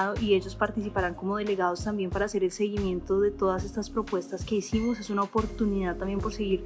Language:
Spanish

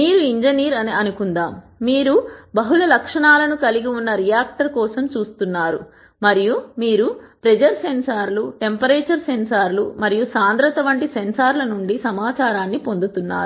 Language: Telugu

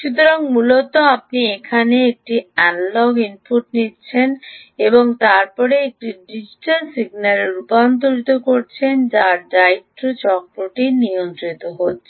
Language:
Bangla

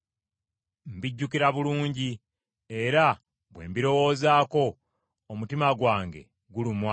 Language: Ganda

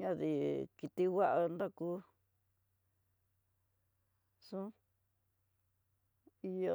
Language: Tidaá Mixtec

